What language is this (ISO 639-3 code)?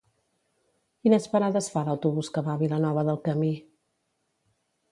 cat